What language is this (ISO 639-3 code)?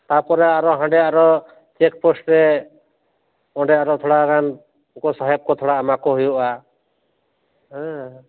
sat